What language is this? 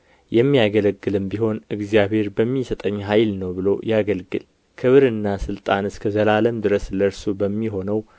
Amharic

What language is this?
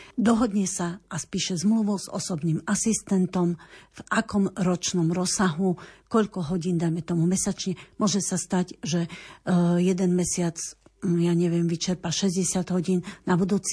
Slovak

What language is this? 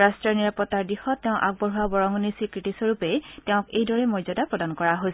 Assamese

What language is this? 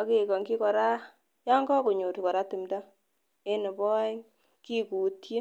Kalenjin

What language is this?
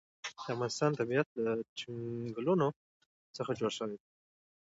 Pashto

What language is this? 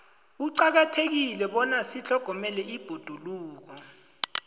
South Ndebele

